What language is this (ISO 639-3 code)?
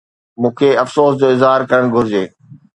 snd